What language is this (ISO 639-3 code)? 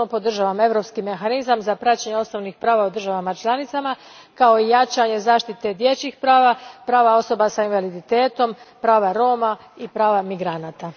hrv